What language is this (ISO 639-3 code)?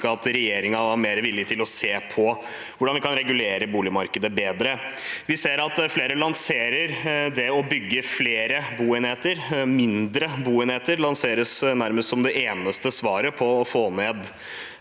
nor